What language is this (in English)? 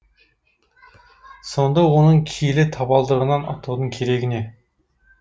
Kazakh